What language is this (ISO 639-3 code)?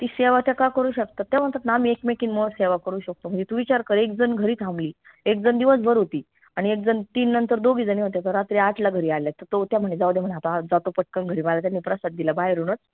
mar